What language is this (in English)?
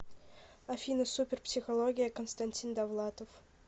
Russian